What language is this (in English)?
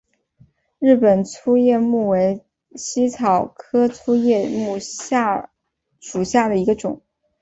Chinese